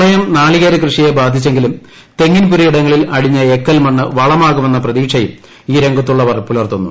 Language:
Malayalam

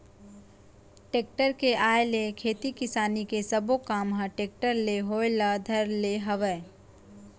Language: Chhattisgarhi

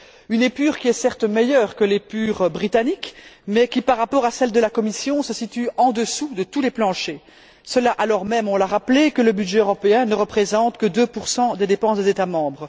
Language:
French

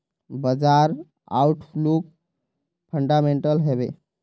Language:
Magahi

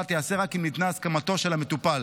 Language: Hebrew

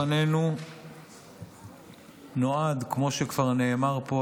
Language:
Hebrew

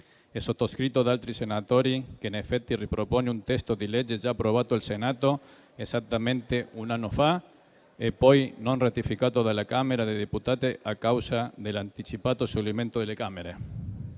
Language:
Italian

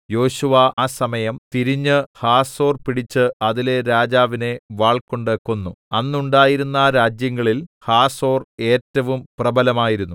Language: Malayalam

